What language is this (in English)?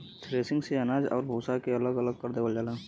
Bhojpuri